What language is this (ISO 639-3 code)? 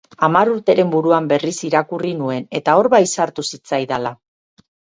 eus